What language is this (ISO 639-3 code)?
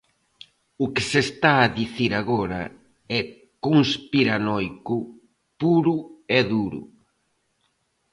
glg